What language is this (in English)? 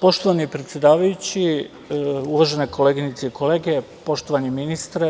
Serbian